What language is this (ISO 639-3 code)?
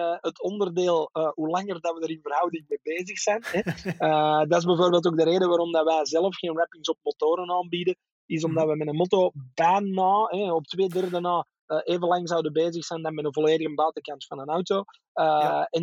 nld